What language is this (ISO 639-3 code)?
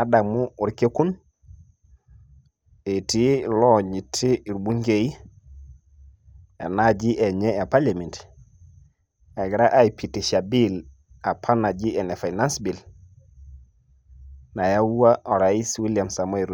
mas